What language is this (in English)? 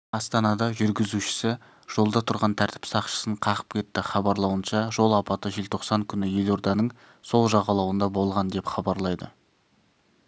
Kazakh